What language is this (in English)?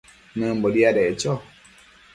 Matsés